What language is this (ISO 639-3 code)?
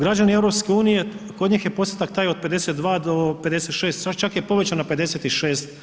hrv